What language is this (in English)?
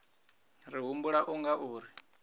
Venda